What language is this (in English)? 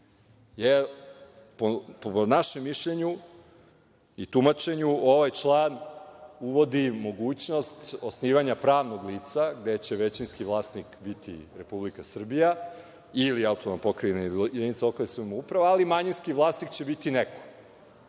Serbian